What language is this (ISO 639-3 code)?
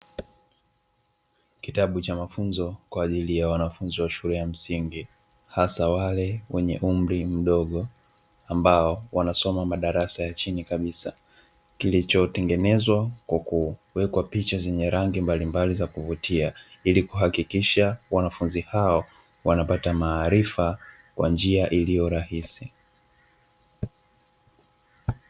swa